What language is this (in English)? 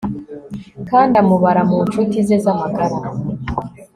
Kinyarwanda